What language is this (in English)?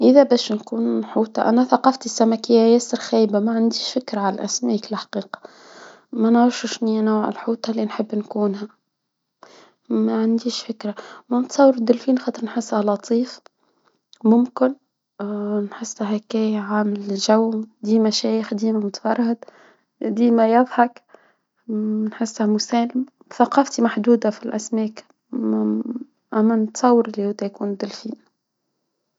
Tunisian Arabic